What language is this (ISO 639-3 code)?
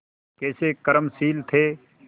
hin